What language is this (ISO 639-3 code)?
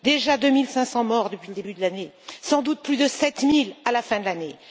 fra